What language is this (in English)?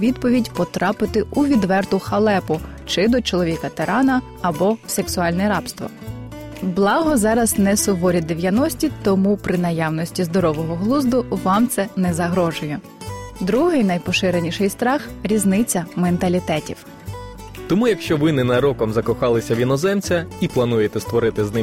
Ukrainian